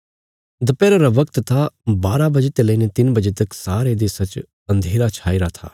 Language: Bilaspuri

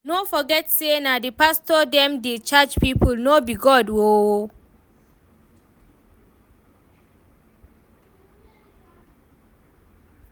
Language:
Nigerian Pidgin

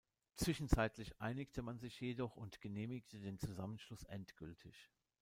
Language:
German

